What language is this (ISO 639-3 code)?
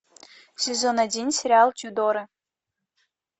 rus